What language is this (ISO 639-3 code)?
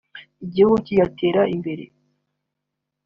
kin